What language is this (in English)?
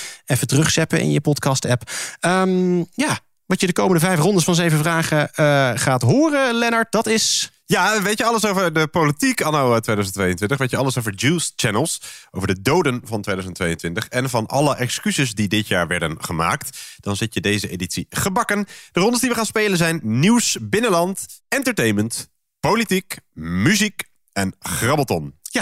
Dutch